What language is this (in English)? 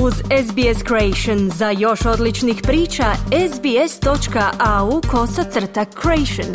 Croatian